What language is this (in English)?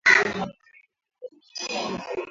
Swahili